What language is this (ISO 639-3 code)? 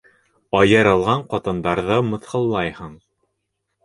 bak